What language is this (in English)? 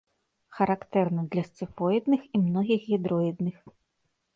Belarusian